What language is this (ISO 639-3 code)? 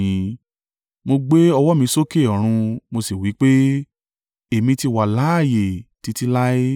yor